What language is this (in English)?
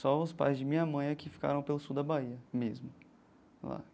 Portuguese